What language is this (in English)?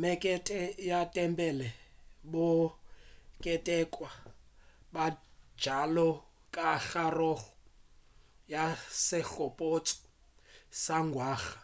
Northern Sotho